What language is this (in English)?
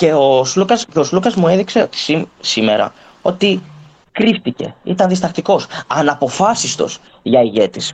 Greek